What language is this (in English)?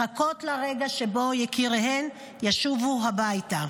Hebrew